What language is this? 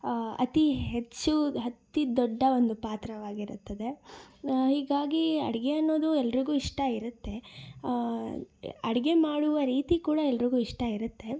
Kannada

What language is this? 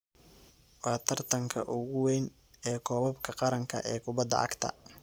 Somali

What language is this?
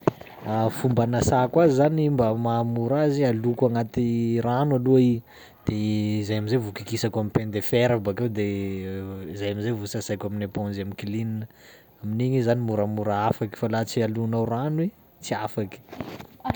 Sakalava Malagasy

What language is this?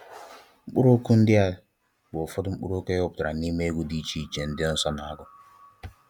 Igbo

